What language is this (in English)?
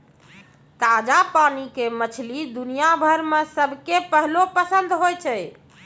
Maithili